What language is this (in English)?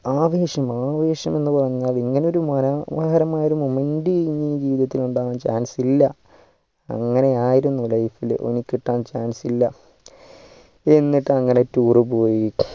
Malayalam